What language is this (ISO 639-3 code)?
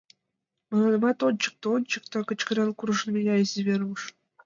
chm